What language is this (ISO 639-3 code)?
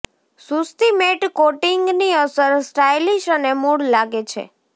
guj